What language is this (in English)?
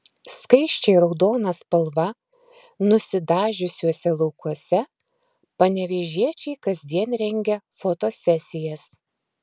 Lithuanian